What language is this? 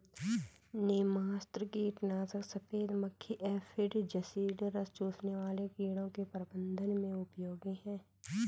Hindi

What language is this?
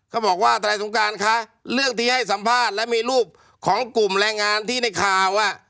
Thai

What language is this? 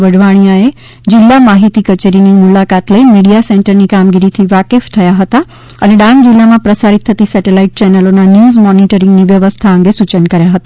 Gujarati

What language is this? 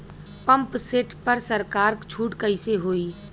Bhojpuri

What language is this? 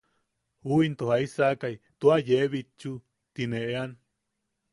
Yaqui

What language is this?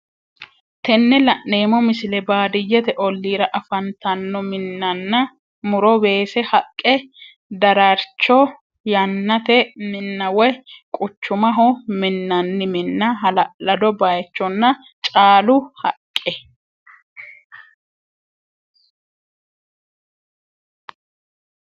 Sidamo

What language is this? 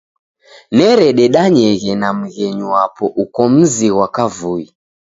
Taita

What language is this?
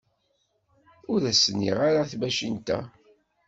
Kabyle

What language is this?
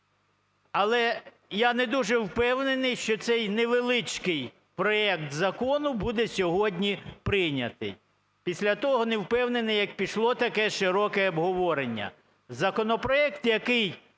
Ukrainian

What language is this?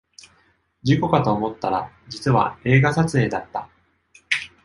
Japanese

